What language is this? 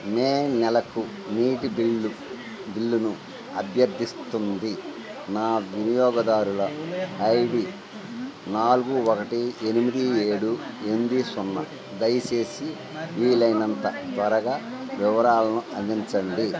Telugu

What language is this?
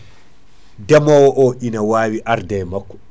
Fula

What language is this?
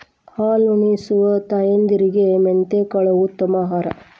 Kannada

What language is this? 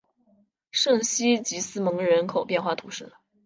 Chinese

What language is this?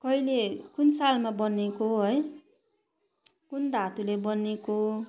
Nepali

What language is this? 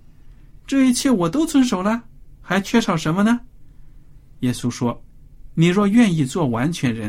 Chinese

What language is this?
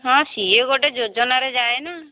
Odia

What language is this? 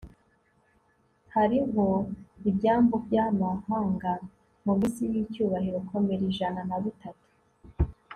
Kinyarwanda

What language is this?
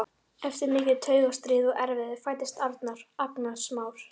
Icelandic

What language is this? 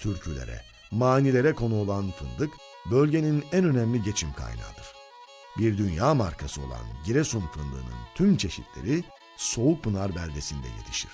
Turkish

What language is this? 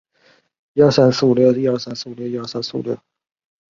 Chinese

